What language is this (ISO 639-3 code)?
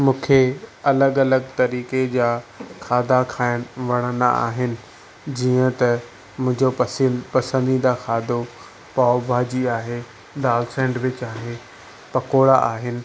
snd